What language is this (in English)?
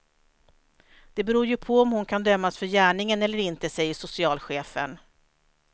Swedish